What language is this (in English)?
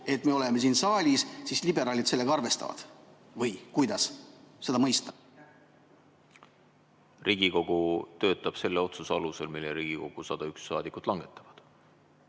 Estonian